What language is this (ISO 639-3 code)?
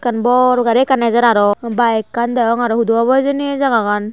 ccp